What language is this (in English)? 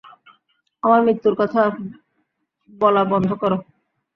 Bangla